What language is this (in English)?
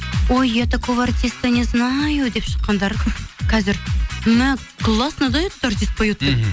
Kazakh